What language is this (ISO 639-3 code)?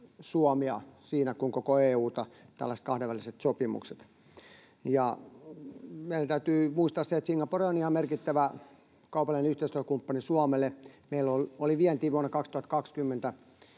fin